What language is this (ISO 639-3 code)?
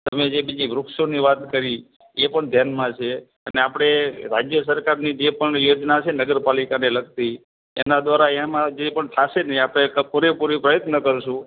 guj